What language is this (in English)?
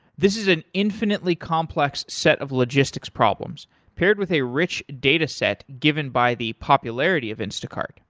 English